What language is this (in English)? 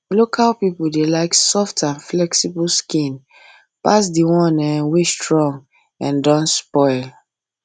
Nigerian Pidgin